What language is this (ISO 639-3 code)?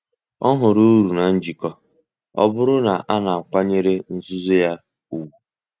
ibo